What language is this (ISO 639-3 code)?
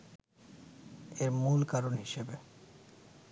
ben